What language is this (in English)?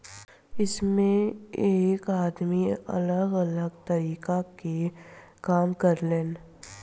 Bhojpuri